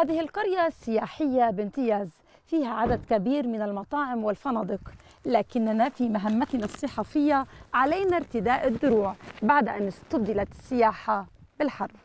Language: Arabic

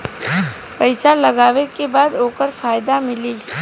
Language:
Bhojpuri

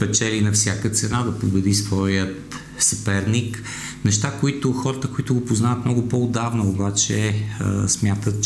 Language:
Bulgarian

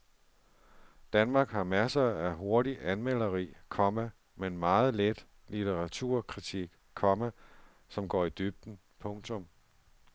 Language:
Danish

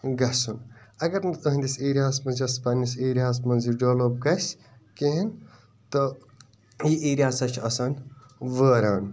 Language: Kashmiri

